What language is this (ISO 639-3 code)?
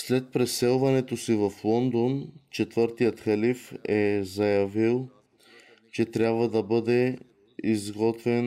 bul